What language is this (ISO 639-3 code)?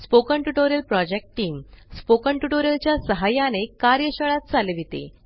mar